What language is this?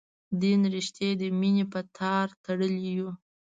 Pashto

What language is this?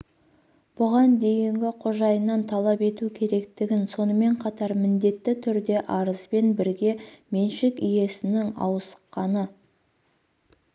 Kazakh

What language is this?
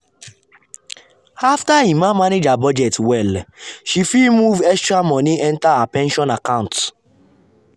Nigerian Pidgin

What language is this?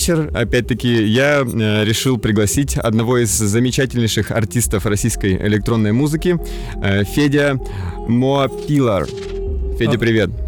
Russian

